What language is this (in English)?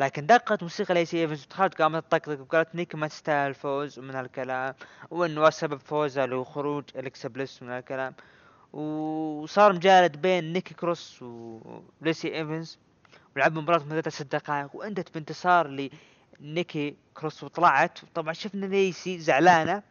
Arabic